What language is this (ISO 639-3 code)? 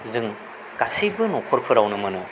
brx